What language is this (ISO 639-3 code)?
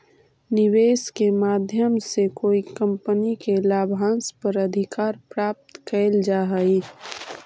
mag